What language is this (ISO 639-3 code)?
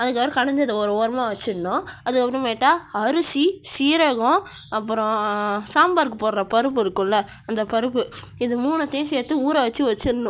tam